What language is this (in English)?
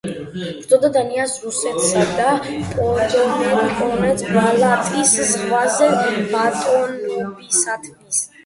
Georgian